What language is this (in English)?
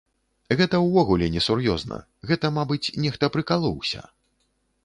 Belarusian